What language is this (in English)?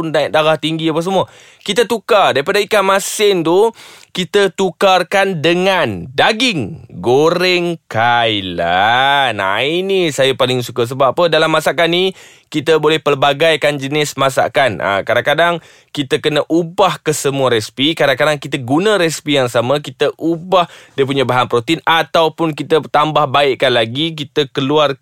Malay